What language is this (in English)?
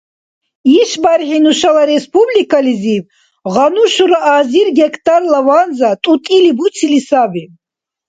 Dargwa